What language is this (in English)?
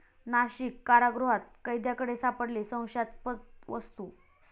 Marathi